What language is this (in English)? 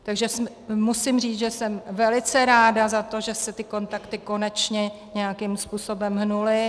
Czech